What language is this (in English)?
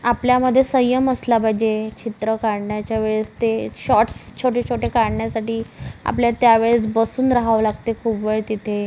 Marathi